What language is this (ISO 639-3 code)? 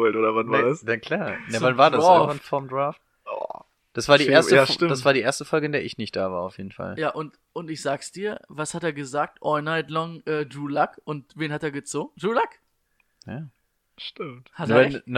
deu